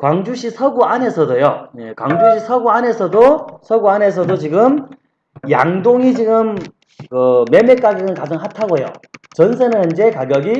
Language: Korean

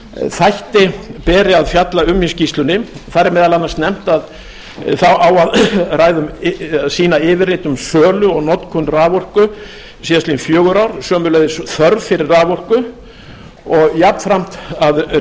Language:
Icelandic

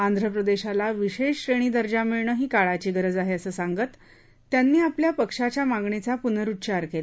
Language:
Marathi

